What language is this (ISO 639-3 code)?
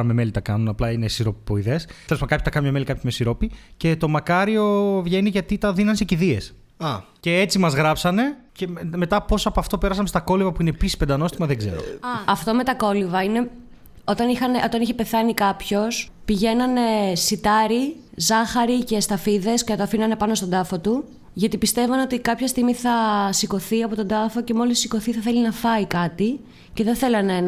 ell